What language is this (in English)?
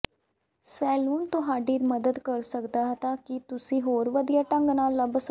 Punjabi